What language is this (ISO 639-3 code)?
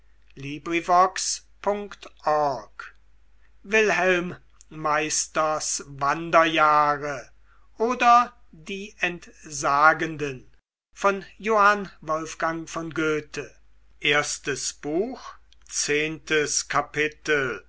deu